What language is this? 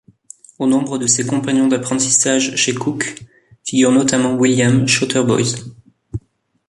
French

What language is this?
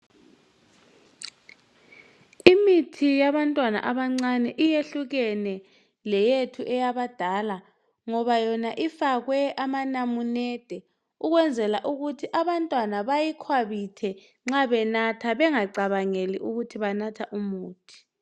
North Ndebele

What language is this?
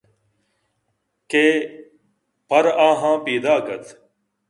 Eastern Balochi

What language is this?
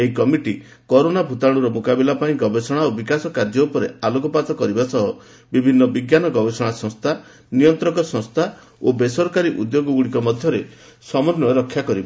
Odia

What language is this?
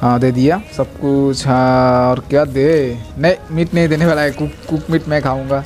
Hindi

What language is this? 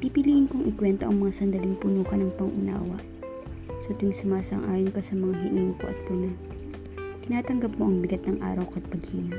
Filipino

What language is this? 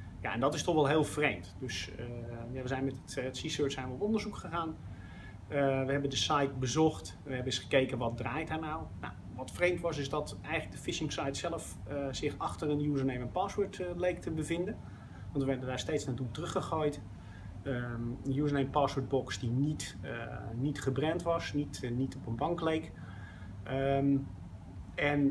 Dutch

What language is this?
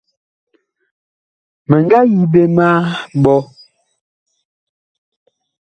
Bakoko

